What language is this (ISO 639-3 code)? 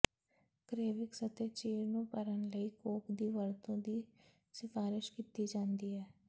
pan